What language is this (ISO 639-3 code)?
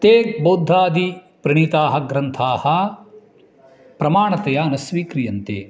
san